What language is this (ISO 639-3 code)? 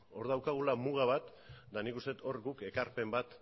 eus